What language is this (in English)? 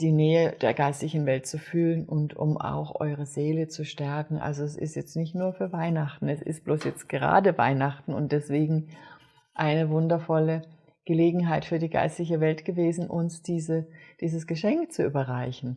German